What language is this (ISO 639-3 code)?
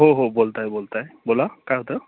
mar